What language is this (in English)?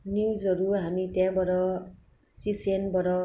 Nepali